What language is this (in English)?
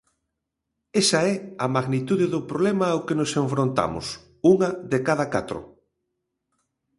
Galician